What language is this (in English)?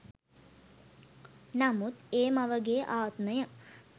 Sinhala